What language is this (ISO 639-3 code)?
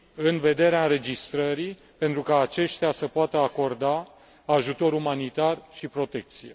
ron